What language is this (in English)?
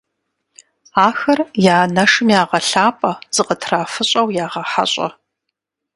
Kabardian